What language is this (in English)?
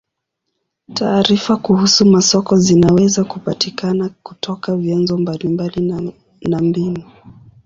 Swahili